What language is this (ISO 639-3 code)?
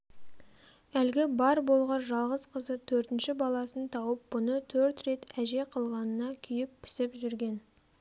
kaz